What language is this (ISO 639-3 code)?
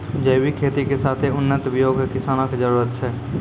mai